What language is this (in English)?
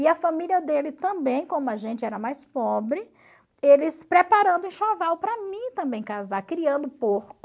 Portuguese